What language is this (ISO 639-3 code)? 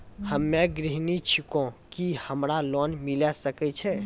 mai